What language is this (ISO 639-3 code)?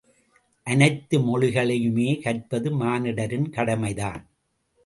tam